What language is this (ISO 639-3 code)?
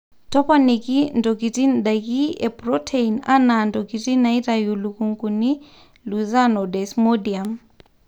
mas